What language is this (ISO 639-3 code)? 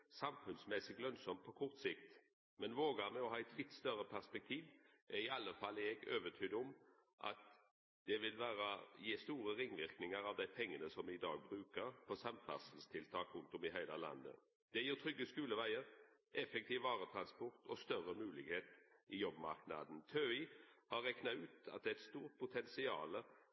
nno